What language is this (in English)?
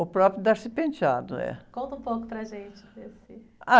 Portuguese